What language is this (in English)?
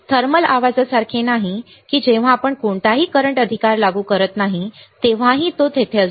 Marathi